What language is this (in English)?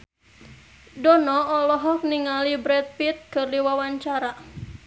Sundanese